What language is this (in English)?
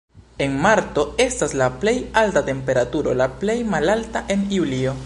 Esperanto